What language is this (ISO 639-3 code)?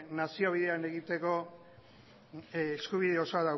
eus